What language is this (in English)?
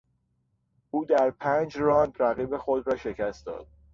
Persian